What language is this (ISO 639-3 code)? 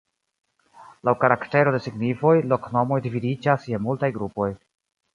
epo